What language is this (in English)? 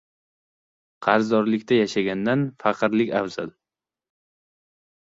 Uzbek